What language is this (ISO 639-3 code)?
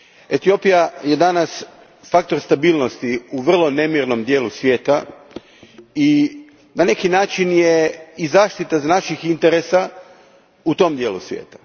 hrv